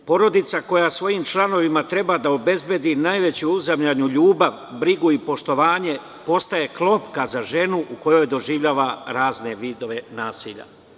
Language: Serbian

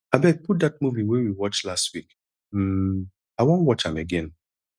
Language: Nigerian Pidgin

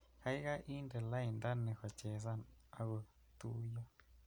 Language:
Kalenjin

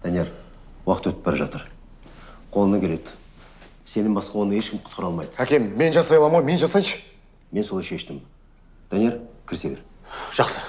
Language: Turkish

